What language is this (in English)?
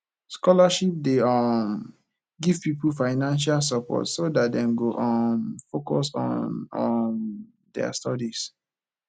Nigerian Pidgin